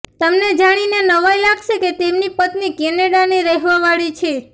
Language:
Gujarati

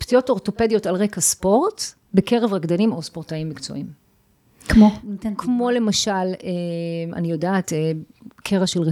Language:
Hebrew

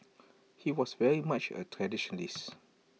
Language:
English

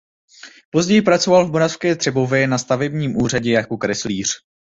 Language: Czech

